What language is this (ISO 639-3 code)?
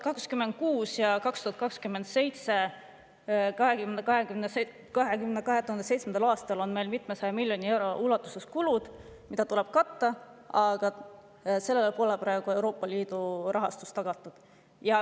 est